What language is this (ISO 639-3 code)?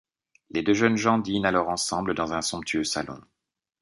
fra